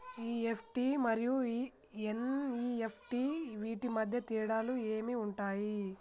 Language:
Telugu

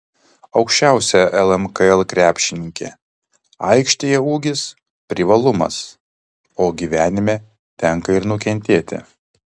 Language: Lithuanian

